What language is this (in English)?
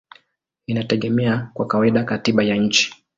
Swahili